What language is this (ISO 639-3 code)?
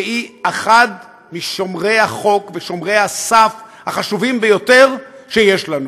heb